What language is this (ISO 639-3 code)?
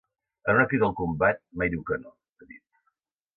cat